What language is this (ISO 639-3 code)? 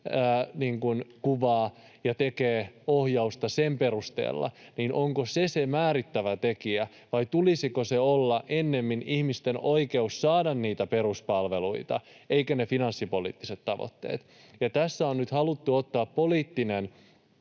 fin